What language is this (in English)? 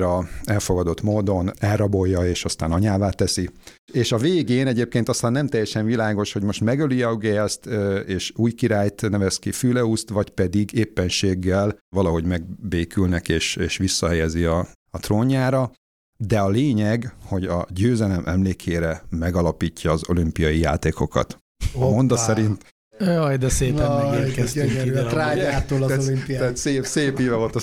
Hungarian